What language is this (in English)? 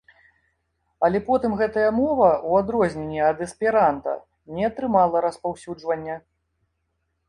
Belarusian